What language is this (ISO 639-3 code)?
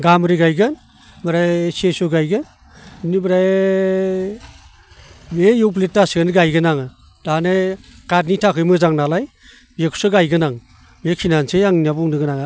brx